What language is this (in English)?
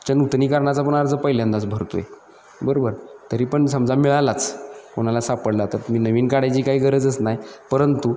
Marathi